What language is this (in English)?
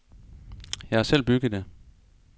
Danish